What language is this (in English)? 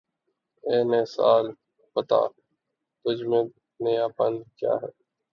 Urdu